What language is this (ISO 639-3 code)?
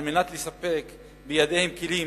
heb